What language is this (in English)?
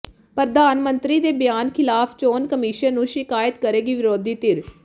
Punjabi